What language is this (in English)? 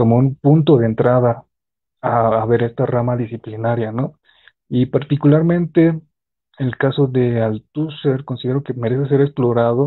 Spanish